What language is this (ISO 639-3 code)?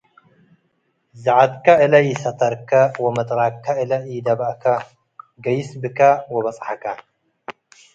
tig